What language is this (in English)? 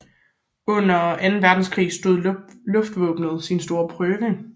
Danish